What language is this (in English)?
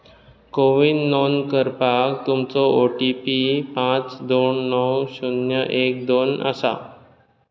Konkani